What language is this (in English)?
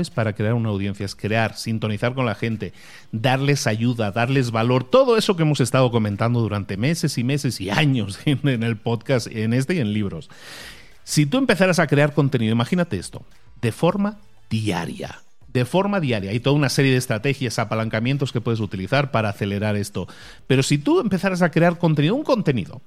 Spanish